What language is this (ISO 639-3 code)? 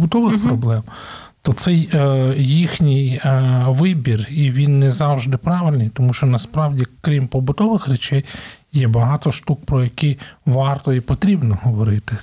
ukr